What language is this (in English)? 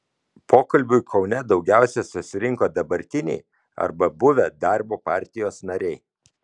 Lithuanian